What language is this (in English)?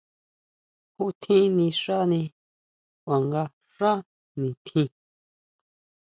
Huautla Mazatec